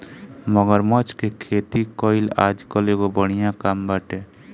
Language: Bhojpuri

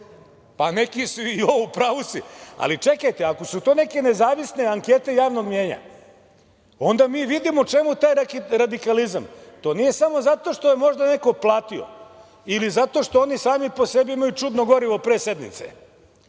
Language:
Serbian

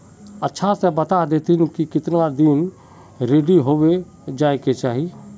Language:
Magahi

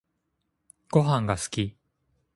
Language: Japanese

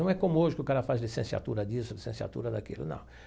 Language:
Portuguese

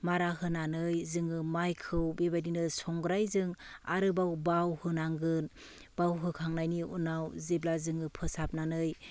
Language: Bodo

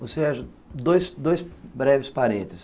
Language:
Portuguese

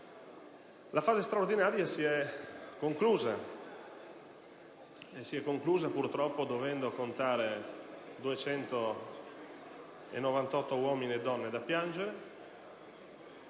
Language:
Italian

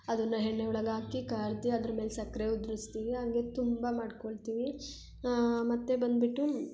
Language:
Kannada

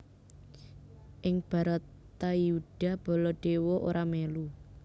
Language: Javanese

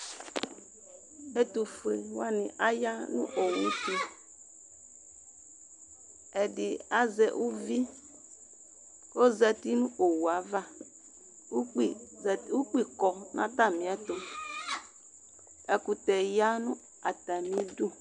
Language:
Ikposo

